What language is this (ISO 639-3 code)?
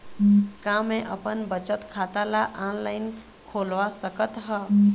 hne